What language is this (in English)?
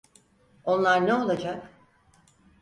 Turkish